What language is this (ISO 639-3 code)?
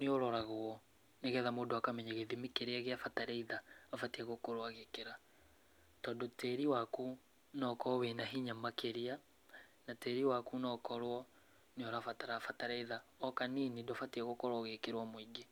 kik